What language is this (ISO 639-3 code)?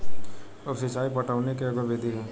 bho